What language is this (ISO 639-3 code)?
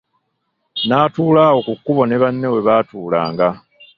lug